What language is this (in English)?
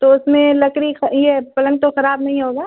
Urdu